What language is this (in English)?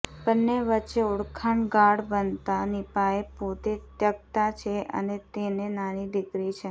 Gujarati